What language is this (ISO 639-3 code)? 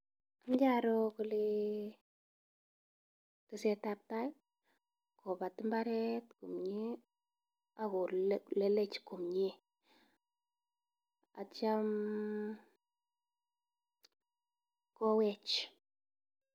kln